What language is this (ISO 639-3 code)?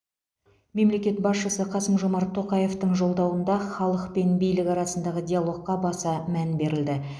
kaz